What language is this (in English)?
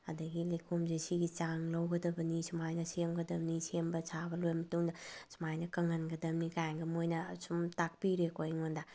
Manipuri